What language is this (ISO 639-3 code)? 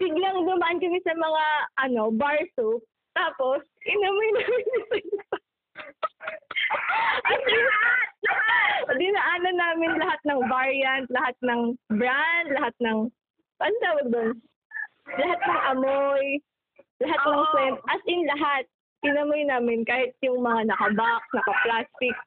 fil